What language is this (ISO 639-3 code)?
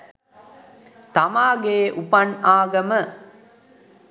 sin